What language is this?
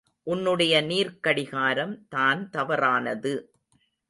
Tamil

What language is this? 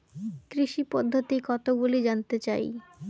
Bangla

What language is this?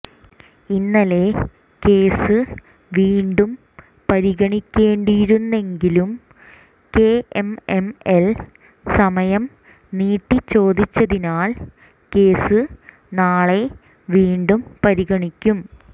Malayalam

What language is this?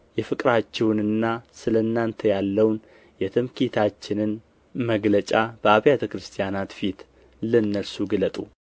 Amharic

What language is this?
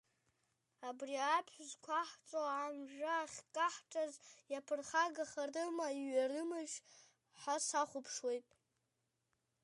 Abkhazian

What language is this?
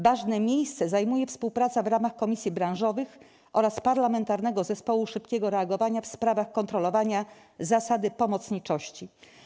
Polish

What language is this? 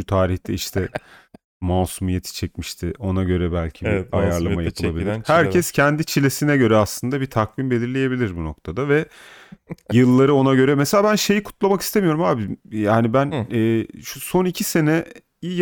Turkish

